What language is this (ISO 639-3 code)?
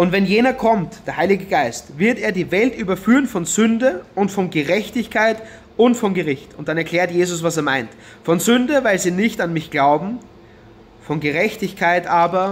deu